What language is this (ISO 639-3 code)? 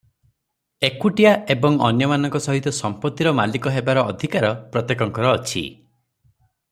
ori